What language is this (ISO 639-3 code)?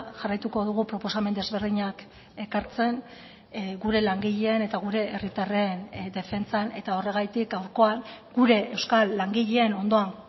eus